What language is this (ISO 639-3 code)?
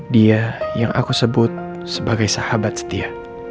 ind